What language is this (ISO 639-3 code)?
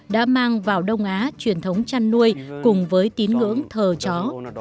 vie